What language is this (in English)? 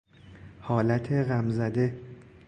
Persian